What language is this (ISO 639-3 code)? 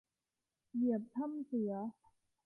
tha